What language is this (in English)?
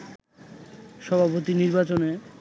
Bangla